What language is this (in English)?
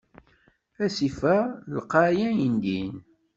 Kabyle